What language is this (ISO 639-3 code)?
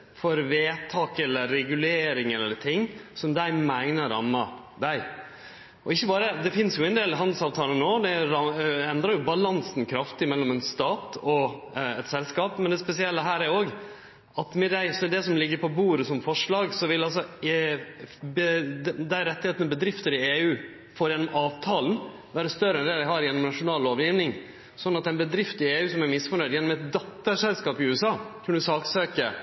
nno